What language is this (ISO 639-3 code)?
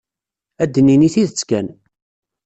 kab